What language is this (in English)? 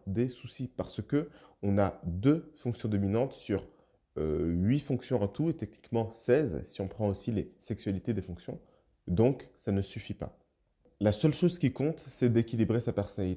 French